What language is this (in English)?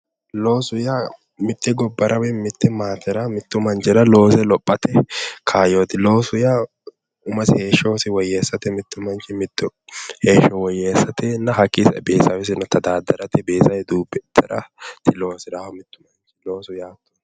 Sidamo